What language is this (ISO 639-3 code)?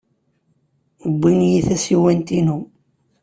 kab